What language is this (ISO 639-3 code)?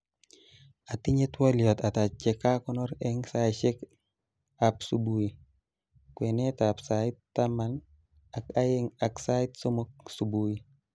kln